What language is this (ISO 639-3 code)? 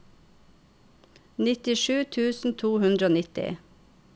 nor